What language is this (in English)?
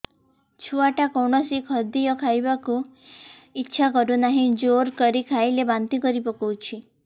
Odia